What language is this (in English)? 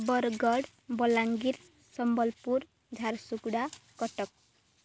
Odia